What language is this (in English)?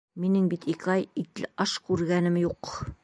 Bashkir